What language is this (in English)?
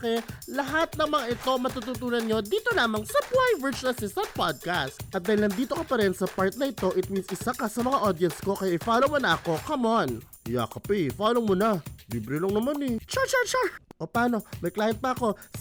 Filipino